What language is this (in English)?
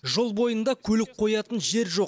Kazakh